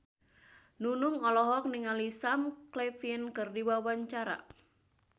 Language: Sundanese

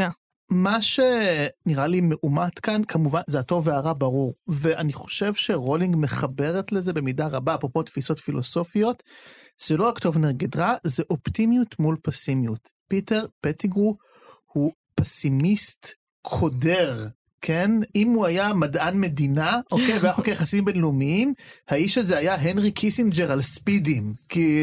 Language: Hebrew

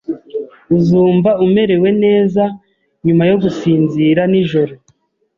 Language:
Kinyarwanda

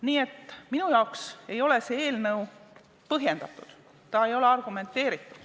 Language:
Estonian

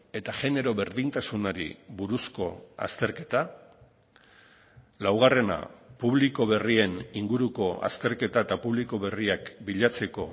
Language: Basque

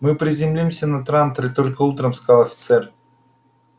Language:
Russian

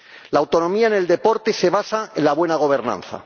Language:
Spanish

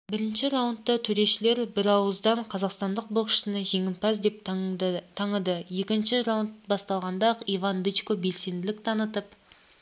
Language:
Kazakh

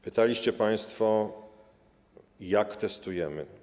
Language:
Polish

